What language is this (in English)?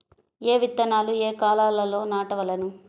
Telugu